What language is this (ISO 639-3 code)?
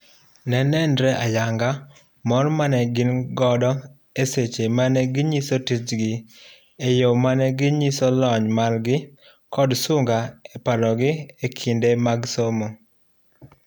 luo